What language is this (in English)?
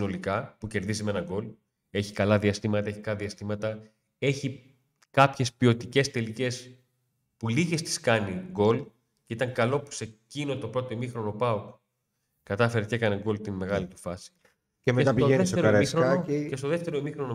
Greek